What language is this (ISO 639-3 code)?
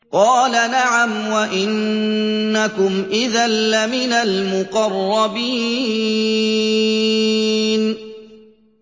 ara